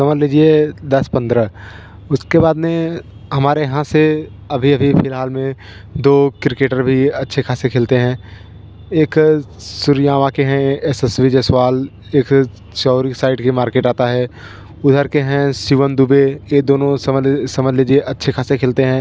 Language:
Hindi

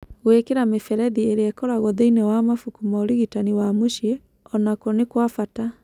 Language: Kikuyu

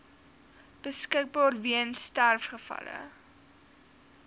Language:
Afrikaans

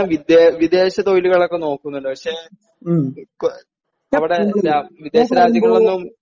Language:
Malayalam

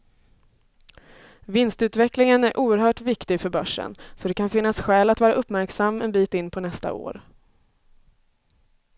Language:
Swedish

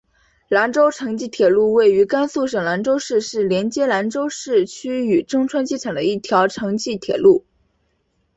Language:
Chinese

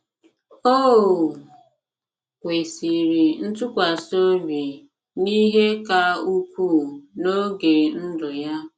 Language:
Igbo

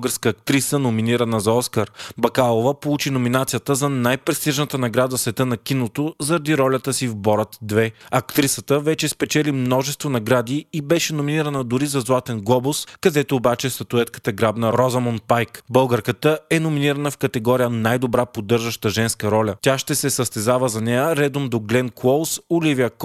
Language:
Bulgarian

